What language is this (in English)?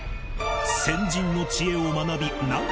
Japanese